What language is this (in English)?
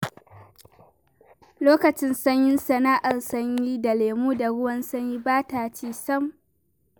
Hausa